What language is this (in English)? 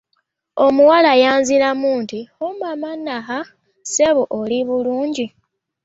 Ganda